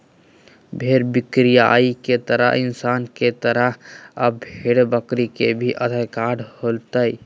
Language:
Magahi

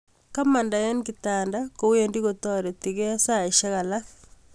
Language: Kalenjin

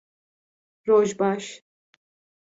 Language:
Kurdish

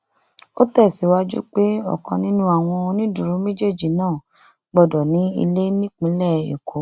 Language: Yoruba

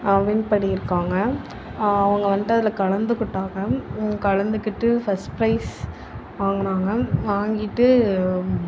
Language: Tamil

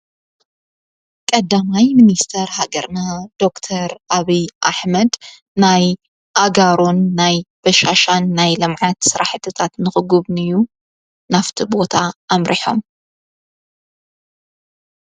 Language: Tigrinya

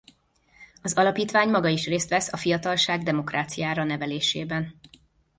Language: Hungarian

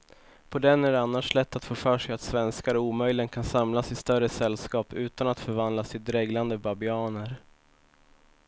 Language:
Swedish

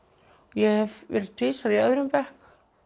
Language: Icelandic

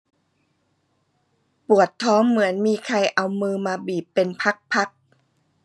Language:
Thai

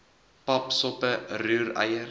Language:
Afrikaans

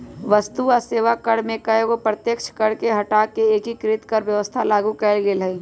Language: Magahi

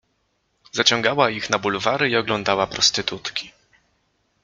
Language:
Polish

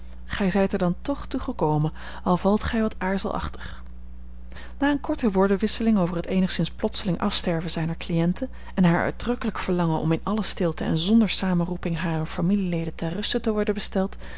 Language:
Dutch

